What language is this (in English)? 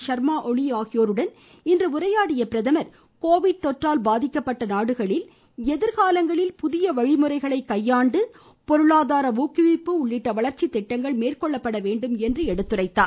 Tamil